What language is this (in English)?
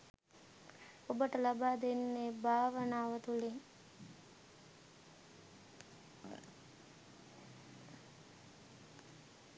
Sinhala